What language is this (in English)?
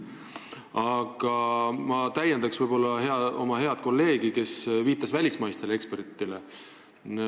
Estonian